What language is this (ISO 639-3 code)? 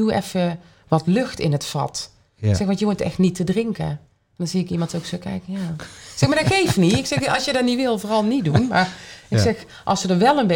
nld